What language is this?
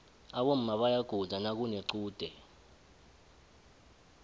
South Ndebele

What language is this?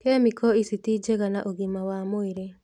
Kikuyu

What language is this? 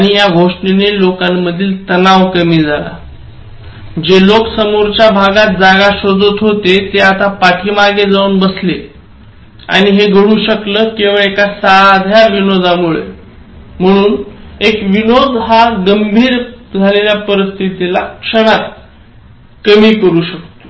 Marathi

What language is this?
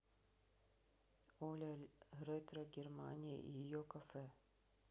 Russian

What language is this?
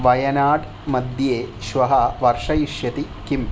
Sanskrit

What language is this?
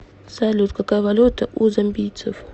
Russian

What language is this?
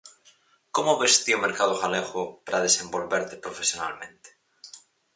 Galician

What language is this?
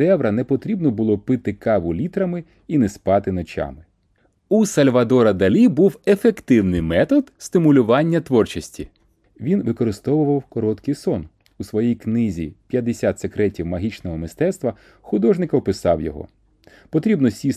Ukrainian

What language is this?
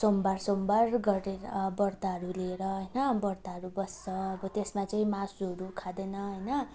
Nepali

